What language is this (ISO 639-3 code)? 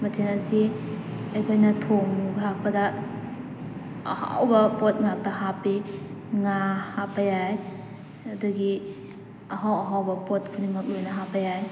mni